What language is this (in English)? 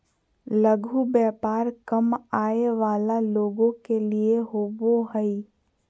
Magahi